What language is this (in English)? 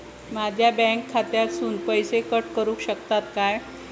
Marathi